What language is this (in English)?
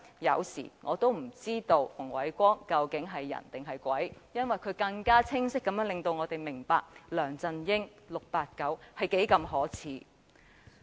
Cantonese